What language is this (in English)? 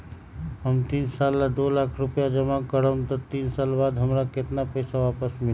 Magahi